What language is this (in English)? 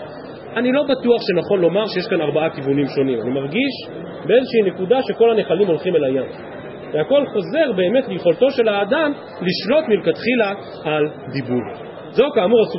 Hebrew